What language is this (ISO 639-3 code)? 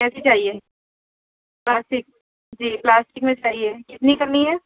urd